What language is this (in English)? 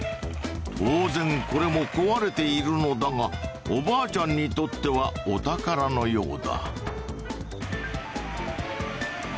Japanese